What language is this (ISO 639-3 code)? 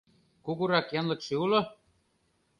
chm